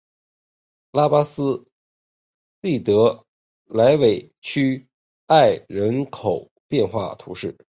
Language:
Chinese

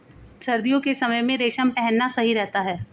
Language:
Hindi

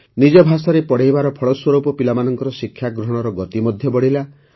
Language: Odia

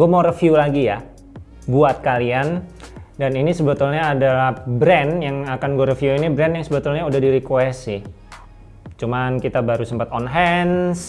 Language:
Indonesian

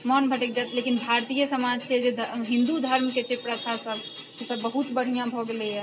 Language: Maithili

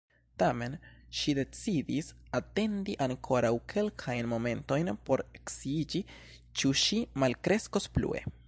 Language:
Esperanto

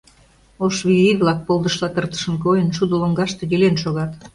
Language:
Mari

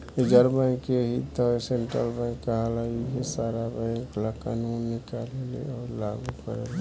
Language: Bhojpuri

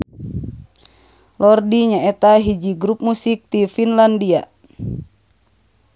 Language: Sundanese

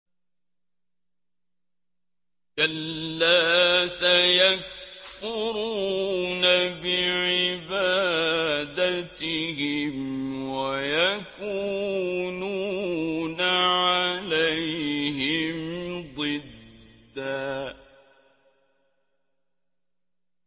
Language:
Arabic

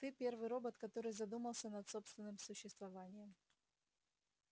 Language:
Russian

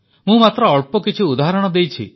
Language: Odia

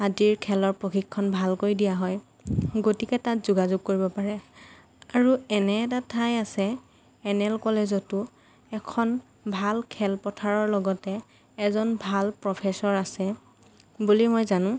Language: Assamese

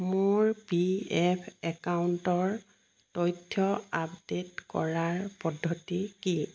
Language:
Assamese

